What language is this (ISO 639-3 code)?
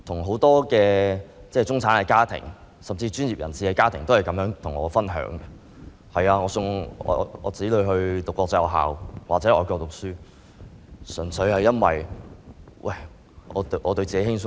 yue